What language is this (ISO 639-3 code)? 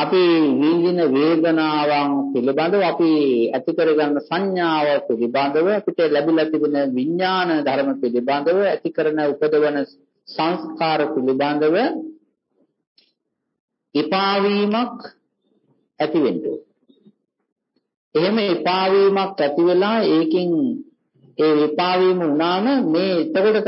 vie